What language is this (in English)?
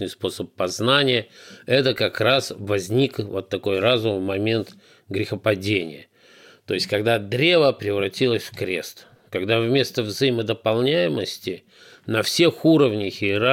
Russian